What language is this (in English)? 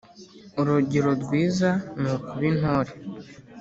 Kinyarwanda